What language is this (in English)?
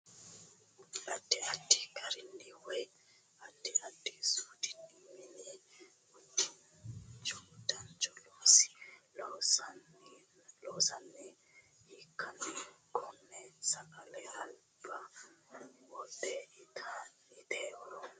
Sidamo